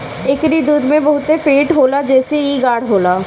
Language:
Bhojpuri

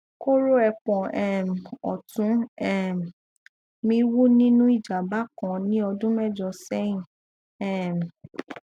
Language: Yoruba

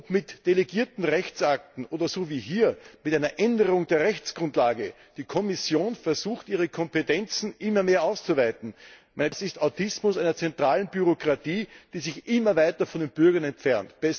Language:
German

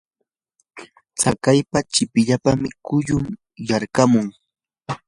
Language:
Yanahuanca Pasco Quechua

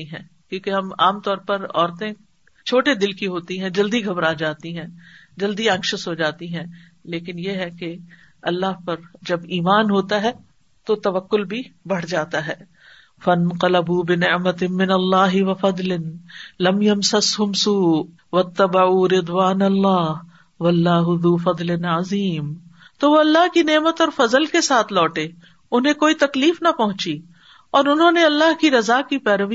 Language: Urdu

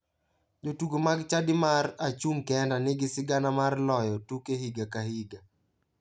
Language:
Luo (Kenya and Tanzania)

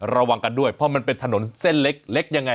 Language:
Thai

